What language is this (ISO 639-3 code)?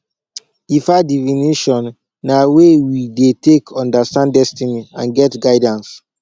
pcm